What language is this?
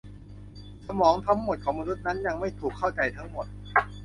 Thai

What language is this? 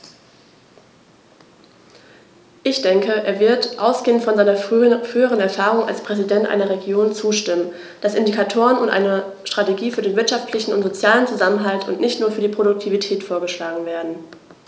German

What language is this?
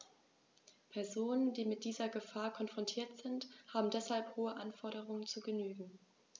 German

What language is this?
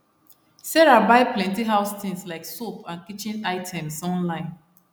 Nigerian Pidgin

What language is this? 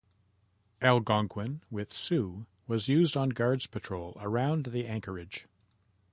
English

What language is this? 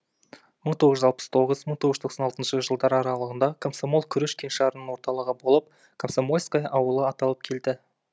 Kazakh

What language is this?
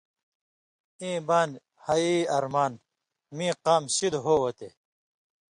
Indus Kohistani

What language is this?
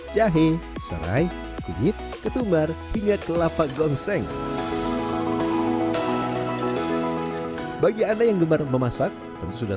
Indonesian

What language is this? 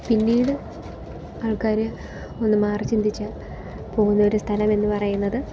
Malayalam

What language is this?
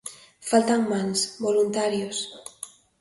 Galician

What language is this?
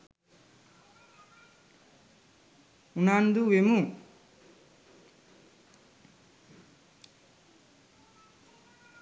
Sinhala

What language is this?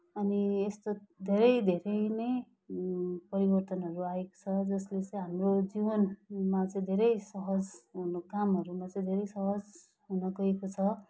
Nepali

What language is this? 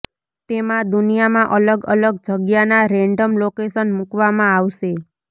Gujarati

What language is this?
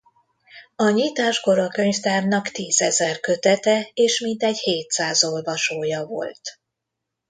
Hungarian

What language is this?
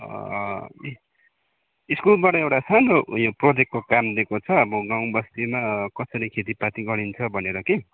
Nepali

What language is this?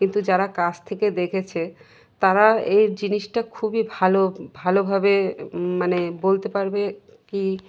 Bangla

